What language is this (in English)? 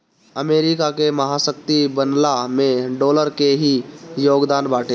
Bhojpuri